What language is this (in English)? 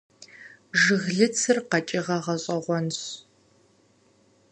Kabardian